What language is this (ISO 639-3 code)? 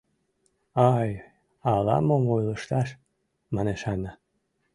chm